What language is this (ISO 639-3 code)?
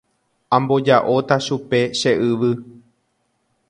grn